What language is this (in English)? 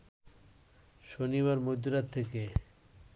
Bangla